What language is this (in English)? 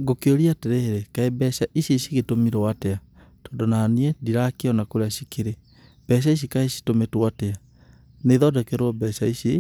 Kikuyu